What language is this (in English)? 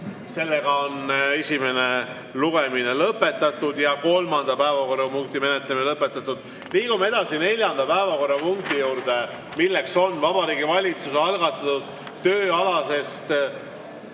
Estonian